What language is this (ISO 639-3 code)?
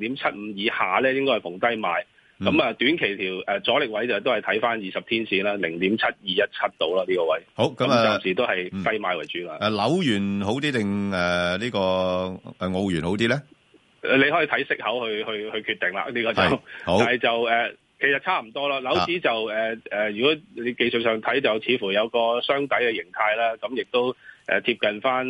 zho